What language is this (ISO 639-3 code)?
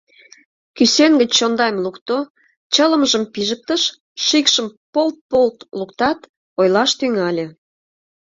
chm